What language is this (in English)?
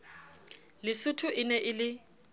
Southern Sotho